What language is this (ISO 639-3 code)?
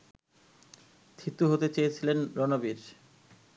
ben